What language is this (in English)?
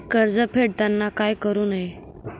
Marathi